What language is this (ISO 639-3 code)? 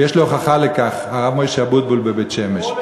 heb